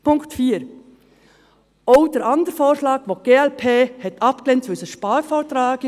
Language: Swiss German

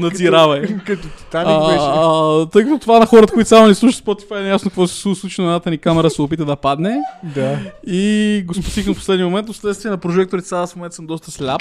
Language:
Bulgarian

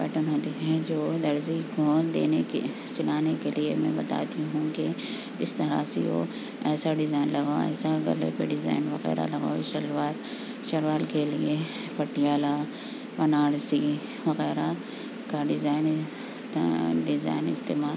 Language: Urdu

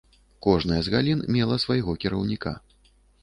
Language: Belarusian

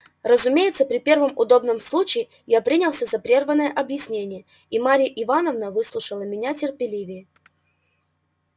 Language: Russian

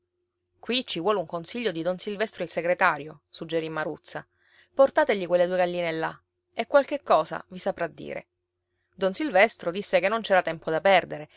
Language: Italian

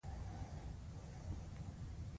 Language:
Pashto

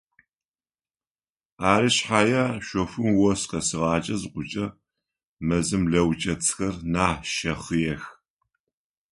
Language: Adyghe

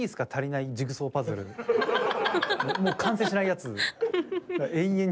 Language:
Japanese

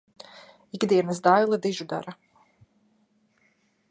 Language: Latvian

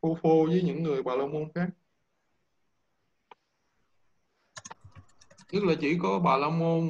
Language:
Vietnamese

